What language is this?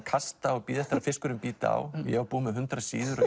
Icelandic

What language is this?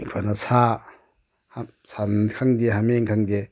Manipuri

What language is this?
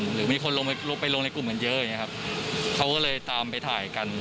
Thai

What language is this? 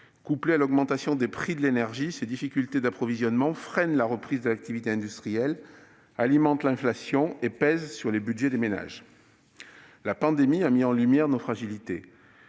French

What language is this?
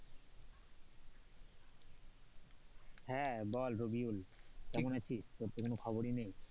Bangla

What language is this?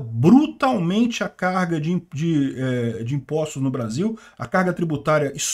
Portuguese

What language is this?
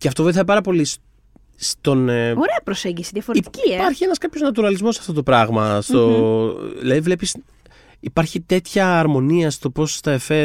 Greek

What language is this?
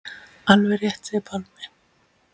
Icelandic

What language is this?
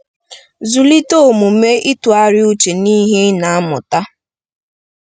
Igbo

